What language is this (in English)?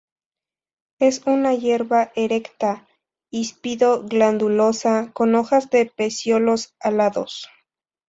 Spanish